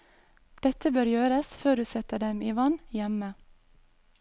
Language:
Norwegian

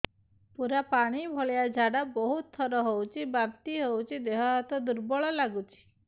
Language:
Odia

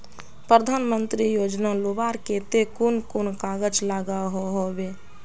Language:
Magahi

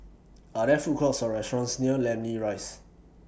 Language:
English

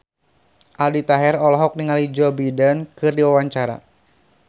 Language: Sundanese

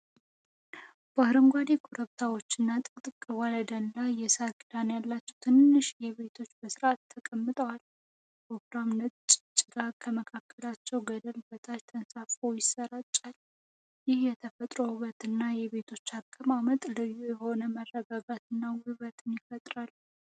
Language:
Amharic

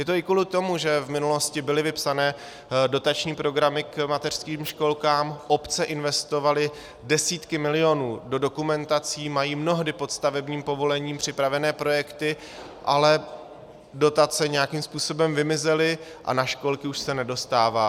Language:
Czech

